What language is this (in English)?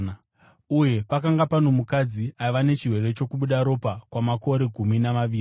Shona